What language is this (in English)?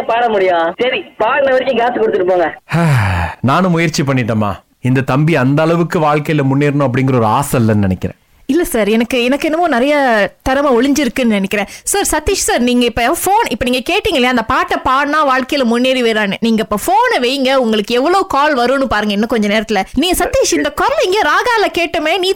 Tamil